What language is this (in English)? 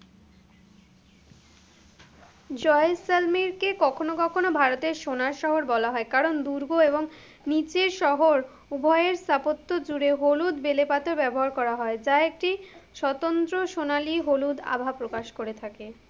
Bangla